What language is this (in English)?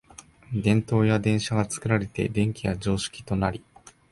Japanese